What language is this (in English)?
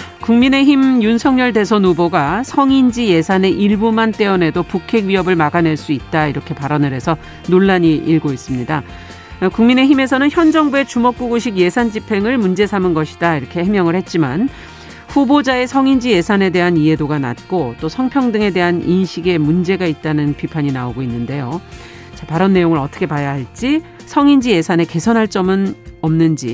Korean